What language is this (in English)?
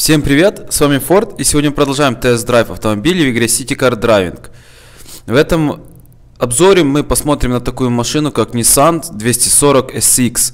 Russian